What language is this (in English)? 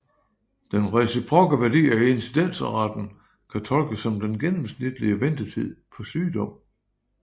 Danish